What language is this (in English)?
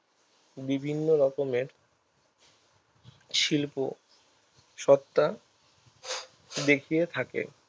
Bangla